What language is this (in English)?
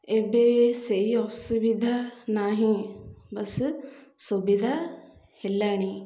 Odia